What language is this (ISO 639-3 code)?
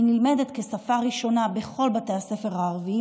heb